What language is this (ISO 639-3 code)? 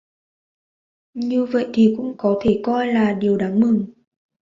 vie